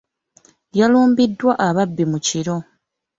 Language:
Ganda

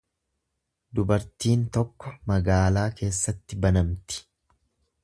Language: Oromo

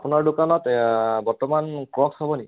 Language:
Assamese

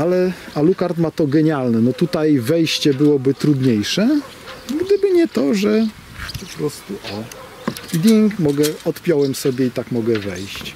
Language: Polish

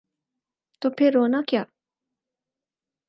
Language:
Urdu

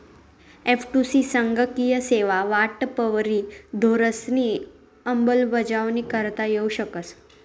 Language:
Marathi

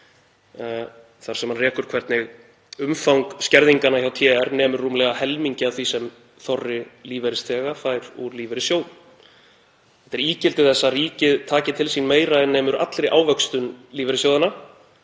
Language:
Icelandic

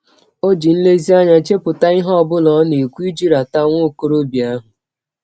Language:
Igbo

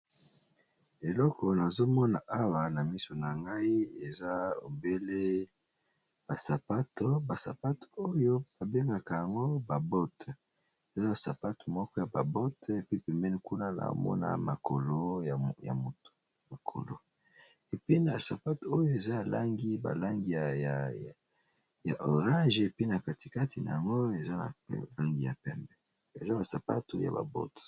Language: Lingala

